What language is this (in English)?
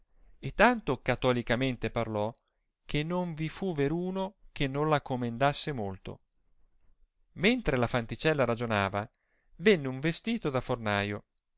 Italian